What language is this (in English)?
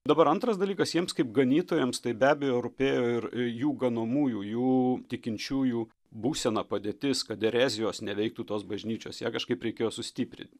Lithuanian